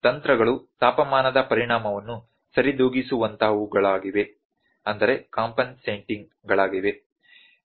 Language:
Kannada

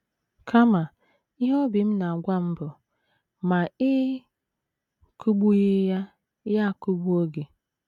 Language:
Igbo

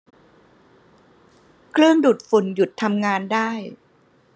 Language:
Thai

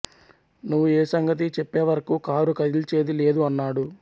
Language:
Telugu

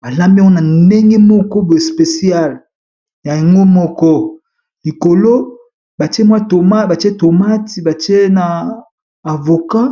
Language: Lingala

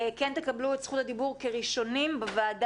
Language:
Hebrew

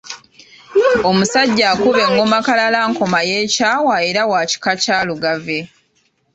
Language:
Ganda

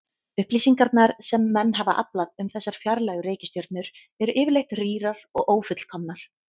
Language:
Icelandic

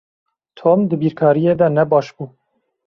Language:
Kurdish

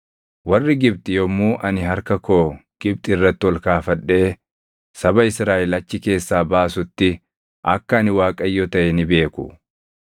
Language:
Oromo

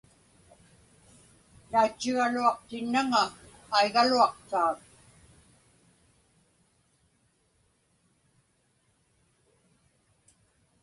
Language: Inupiaq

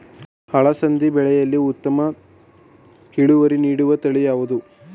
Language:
Kannada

